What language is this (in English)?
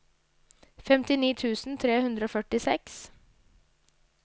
Norwegian